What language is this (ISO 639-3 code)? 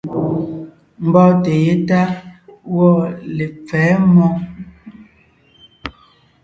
nnh